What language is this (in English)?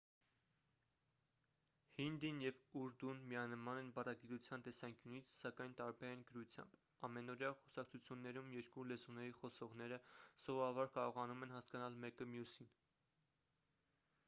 Armenian